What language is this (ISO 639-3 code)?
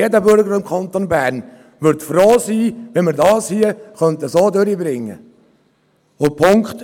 gsw